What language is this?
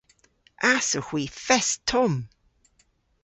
Cornish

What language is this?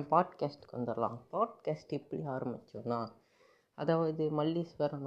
Tamil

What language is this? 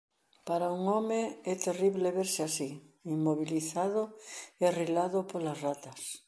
Galician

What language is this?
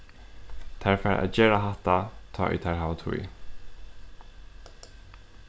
Faroese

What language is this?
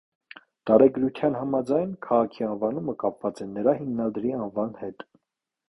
Armenian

